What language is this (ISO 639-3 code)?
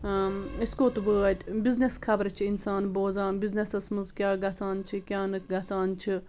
kas